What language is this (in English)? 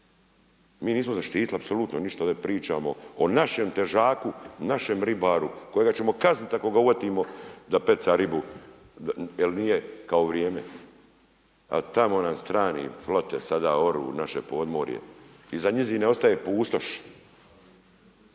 Croatian